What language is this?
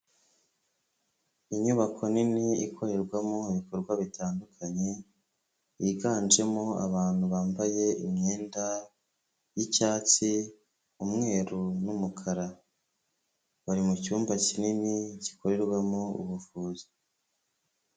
Kinyarwanda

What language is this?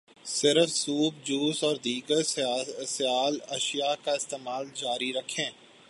Urdu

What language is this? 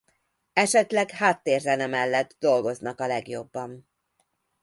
Hungarian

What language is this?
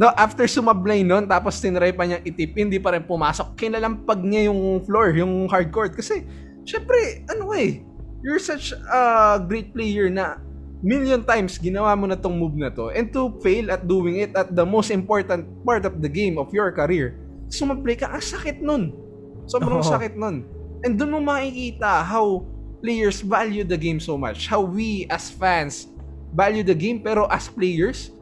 Filipino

